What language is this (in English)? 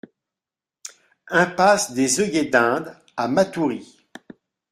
French